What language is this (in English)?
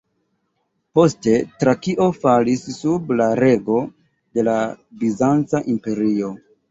Esperanto